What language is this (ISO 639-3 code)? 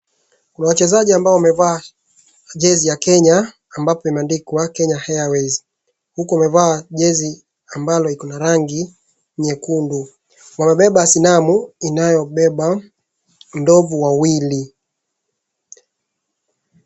swa